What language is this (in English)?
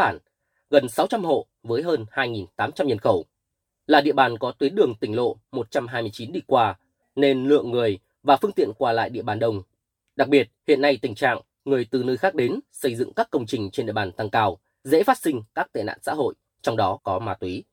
Vietnamese